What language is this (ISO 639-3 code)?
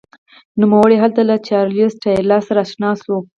pus